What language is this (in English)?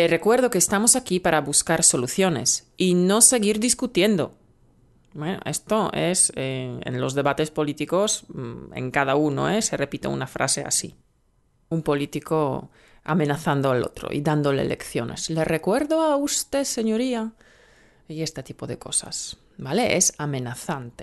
Spanish